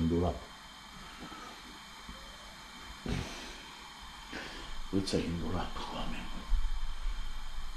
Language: Romanian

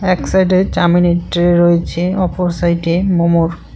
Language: Bangla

